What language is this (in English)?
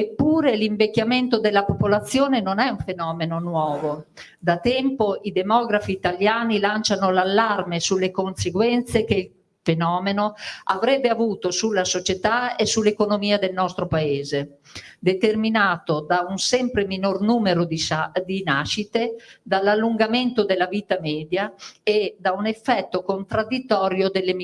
Italian